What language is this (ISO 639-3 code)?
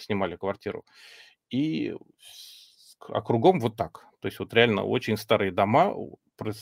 rus